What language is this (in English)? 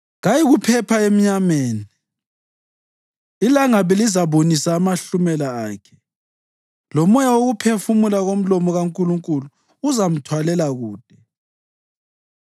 North Ndebele